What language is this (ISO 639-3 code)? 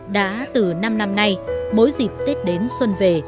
vie